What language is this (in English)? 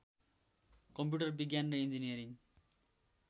Nepali